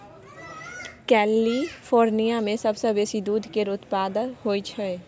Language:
Maithili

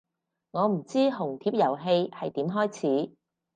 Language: Cantonese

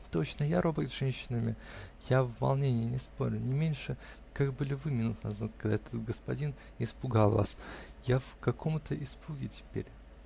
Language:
Russian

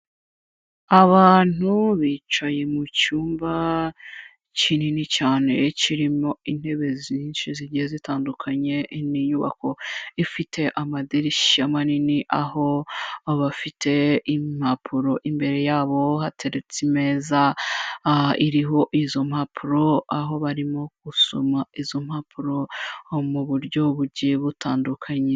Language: Kinyarwanda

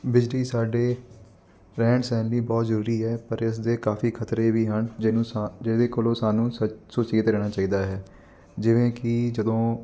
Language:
Punjabi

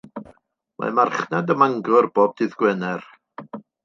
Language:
Welsh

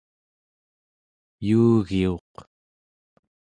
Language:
Central Yupik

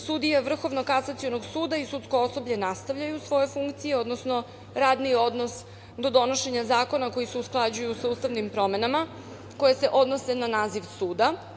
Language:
Serbian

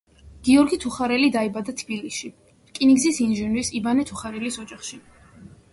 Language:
Georgian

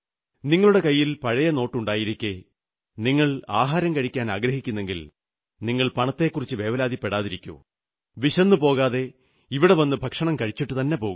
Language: Malayalam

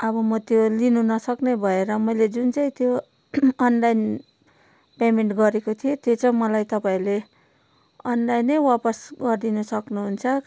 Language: Nepali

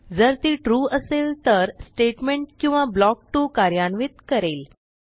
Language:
Marathi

